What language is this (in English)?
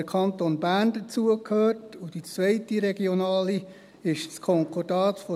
Swiss German